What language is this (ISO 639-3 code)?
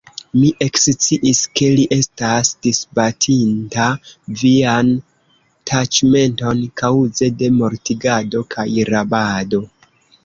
epo